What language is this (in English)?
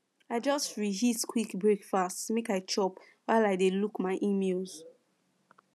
Nigerian Pidgin